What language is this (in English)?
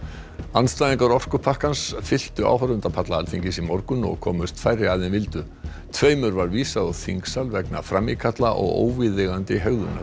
Icelandic